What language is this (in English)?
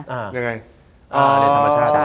Thai